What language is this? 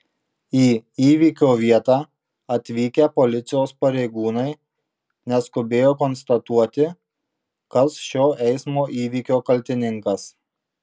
Lithuanian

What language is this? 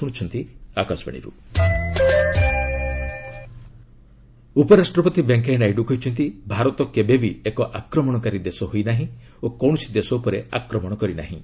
Odia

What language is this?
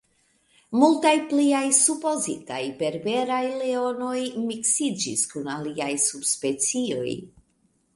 Esperanto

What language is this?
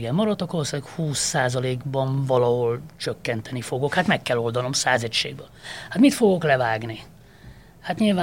Hungarian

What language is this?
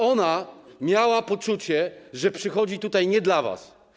Polish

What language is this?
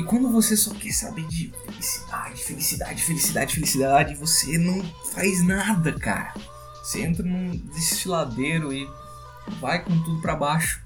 Portuguese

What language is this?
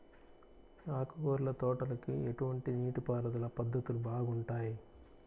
Telugu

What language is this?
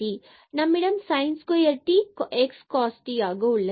Tamil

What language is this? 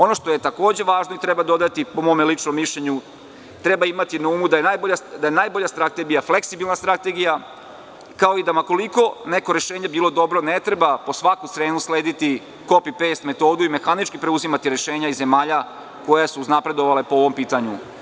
Serbian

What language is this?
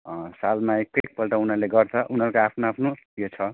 Nepali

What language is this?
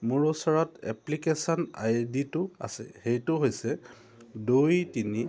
Assamese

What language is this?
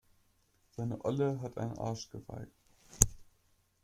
German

